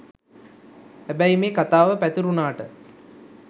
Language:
Sinhala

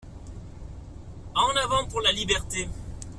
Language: French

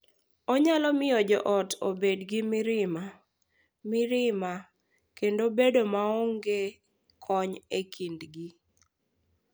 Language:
Luo (Kenya and Tanzania)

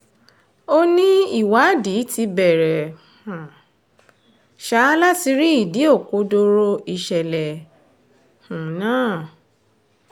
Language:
Yoruba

